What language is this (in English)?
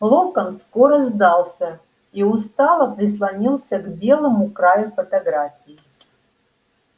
Russian